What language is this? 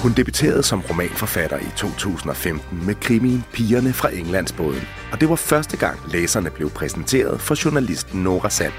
Danish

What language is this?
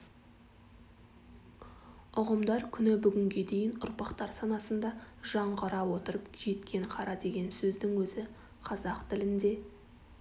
Kazakh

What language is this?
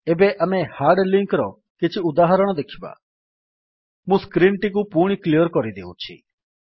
Odia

